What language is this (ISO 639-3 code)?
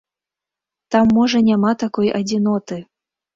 bel